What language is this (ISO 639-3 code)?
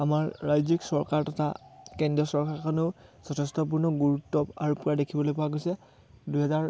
asm